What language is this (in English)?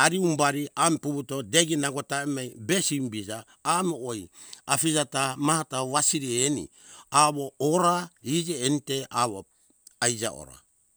Hunjara-Kaina Ke